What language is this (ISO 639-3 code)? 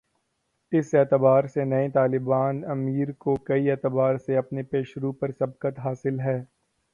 urd